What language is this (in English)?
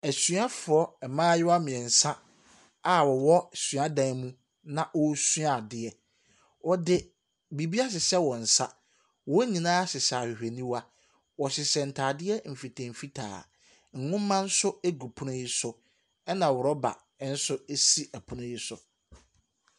Akan